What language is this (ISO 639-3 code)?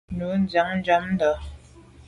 byv